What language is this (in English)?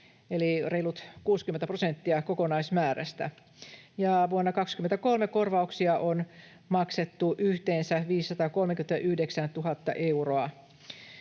Finnish